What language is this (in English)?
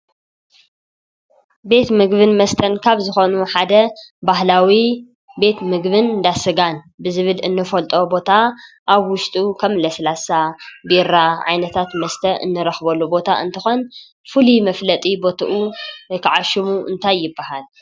Tigrinya